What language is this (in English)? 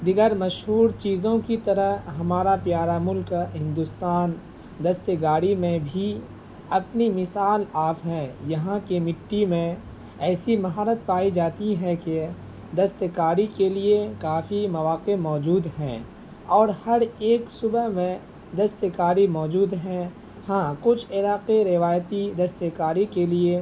Urdu